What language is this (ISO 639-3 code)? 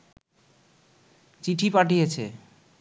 ben